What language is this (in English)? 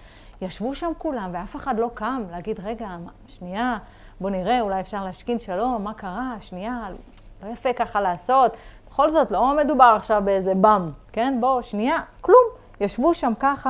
Hebrew